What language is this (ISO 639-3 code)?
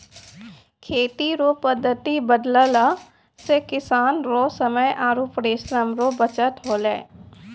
mai